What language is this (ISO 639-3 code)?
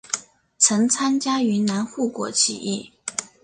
zho